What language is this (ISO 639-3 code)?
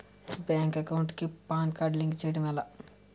tel